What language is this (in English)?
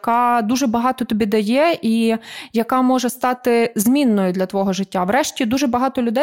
Ukrainian